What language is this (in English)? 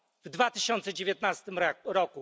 Polish